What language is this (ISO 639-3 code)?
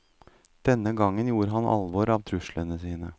nor